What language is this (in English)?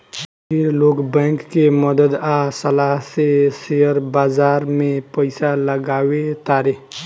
Bhojpuri